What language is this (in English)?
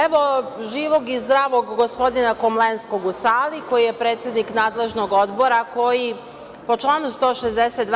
Serbian